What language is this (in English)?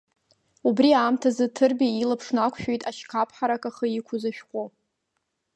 Abkhazian